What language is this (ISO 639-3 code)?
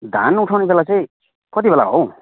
nep